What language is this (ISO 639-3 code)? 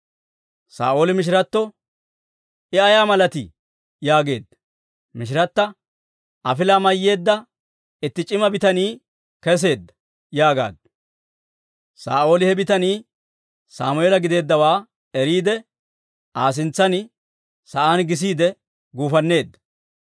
dwr